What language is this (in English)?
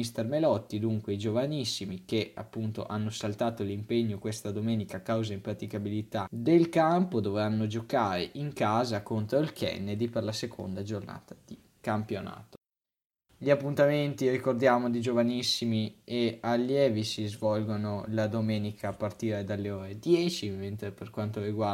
Italian